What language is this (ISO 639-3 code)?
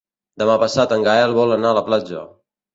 cat